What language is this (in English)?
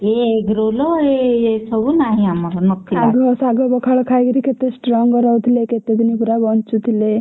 Odia